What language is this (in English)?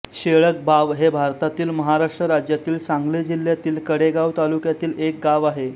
Marathi